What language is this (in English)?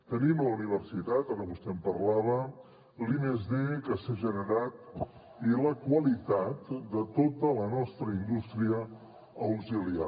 Catalan